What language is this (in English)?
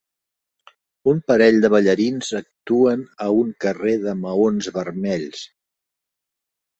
Catalan